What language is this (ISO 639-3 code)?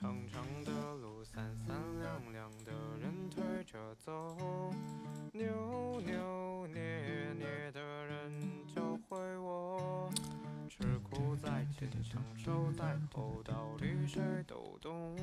zho